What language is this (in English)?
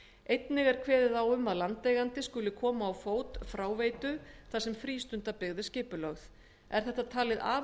Icelandic